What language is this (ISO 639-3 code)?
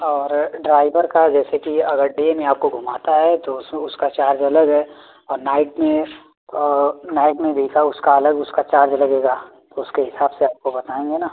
hin